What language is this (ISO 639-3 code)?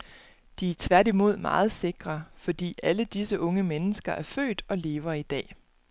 dan